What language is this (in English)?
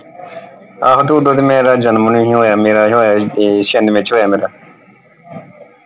Punjabi